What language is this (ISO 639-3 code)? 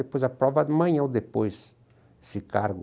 por